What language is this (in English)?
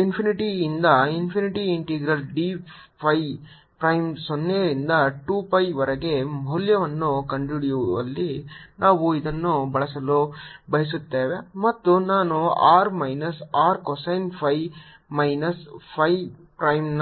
Kannada